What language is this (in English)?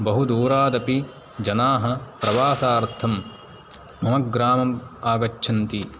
Sanskrit